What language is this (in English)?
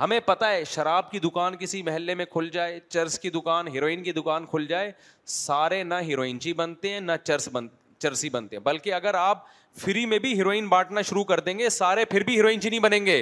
Urdu